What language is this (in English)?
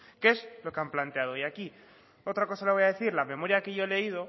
Spanish